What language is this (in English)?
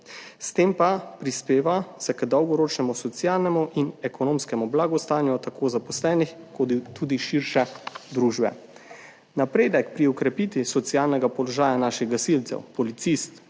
Slovenian